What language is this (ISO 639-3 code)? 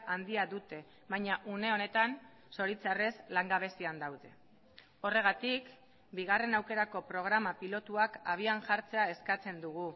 eus